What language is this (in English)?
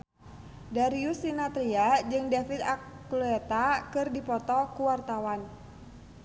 Sundanese